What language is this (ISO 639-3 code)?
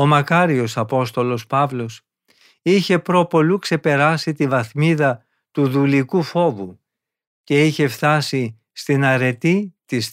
ell